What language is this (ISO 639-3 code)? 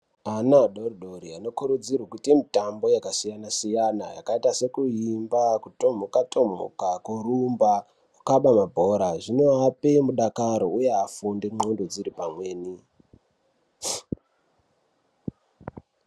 ndc